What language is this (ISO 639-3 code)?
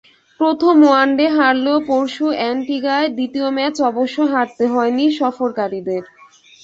ben